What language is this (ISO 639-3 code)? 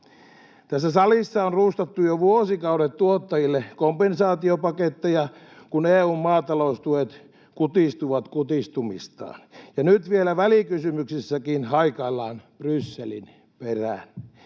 fin